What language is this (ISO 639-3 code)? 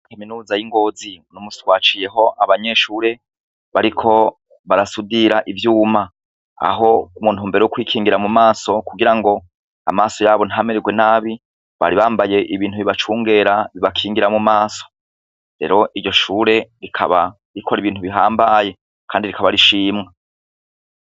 run